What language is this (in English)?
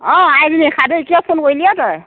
Assamese